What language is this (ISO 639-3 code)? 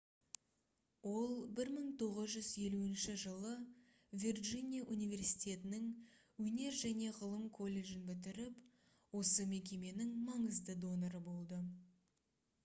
kaz